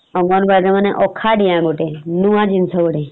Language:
Odia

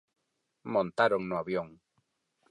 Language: Galician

